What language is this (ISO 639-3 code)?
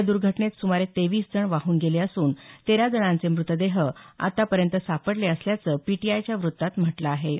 mar